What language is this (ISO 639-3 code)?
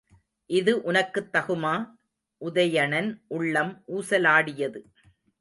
tam